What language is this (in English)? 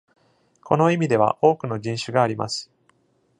Japanese